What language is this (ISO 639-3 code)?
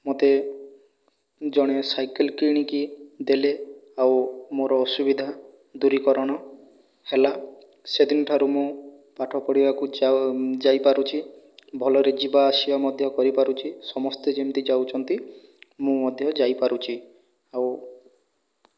ori